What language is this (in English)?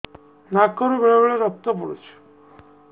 Odia